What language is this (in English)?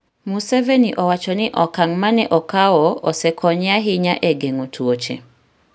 Luo (Kenya and Tanzania)